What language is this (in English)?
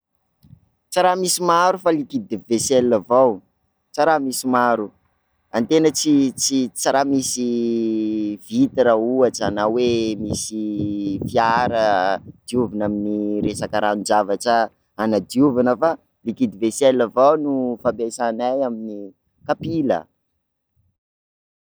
Sakalava Malagasy